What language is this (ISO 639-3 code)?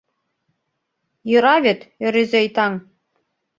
chm